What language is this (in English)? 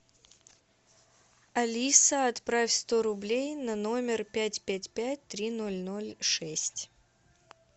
Russian